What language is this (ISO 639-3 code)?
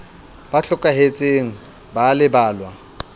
sot